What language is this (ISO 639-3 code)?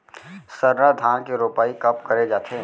hne